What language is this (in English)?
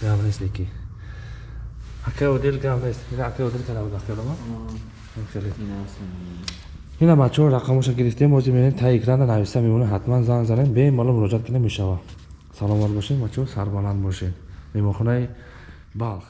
Turkish